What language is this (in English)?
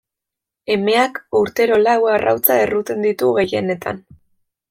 Basque